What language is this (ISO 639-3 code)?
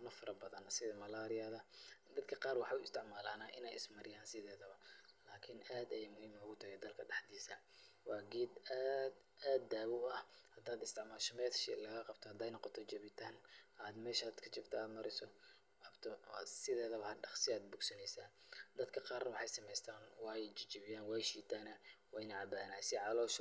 som